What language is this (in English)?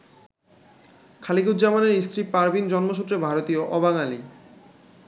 Bangla